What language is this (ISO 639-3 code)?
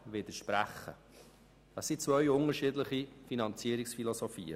gsw